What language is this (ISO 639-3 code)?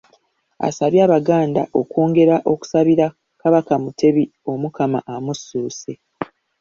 lug